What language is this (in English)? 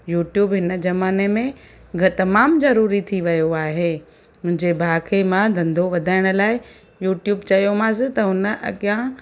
Sindhi